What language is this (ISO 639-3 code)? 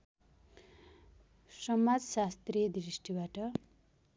nep